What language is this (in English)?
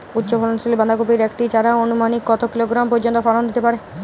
Bangla